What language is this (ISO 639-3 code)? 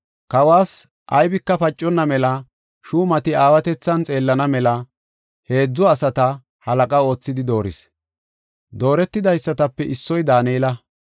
gof